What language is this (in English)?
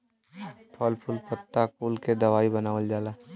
Bhojpuri